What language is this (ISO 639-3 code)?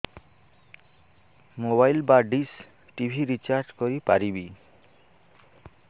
ori